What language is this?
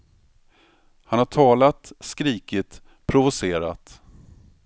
Swedish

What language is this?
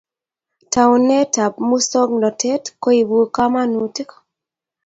Kalenjin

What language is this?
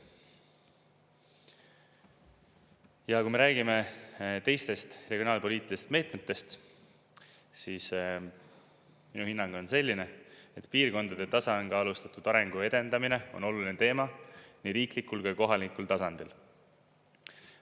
Estonian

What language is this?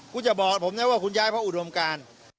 Thai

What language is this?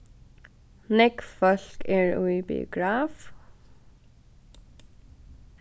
Faroese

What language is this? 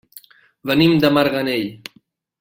Catalan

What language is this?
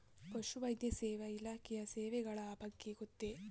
Kannada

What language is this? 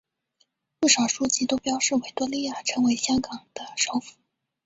Chinese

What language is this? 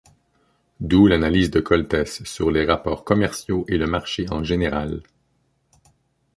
French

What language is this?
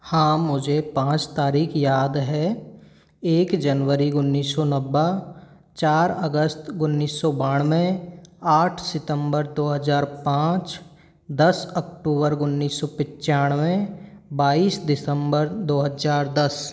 Hindi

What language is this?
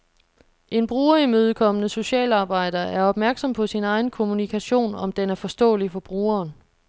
Danish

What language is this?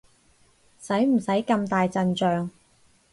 Cantonese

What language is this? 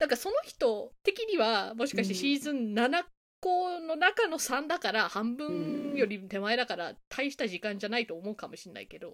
Japanese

